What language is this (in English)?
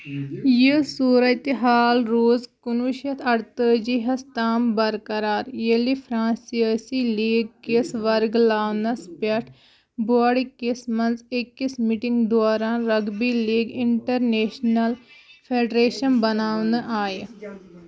Kashmiri